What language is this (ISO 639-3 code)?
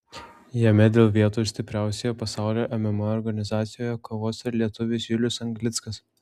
lit